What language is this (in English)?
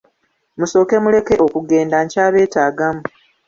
Ganda